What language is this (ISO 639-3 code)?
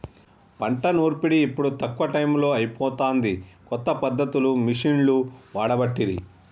tel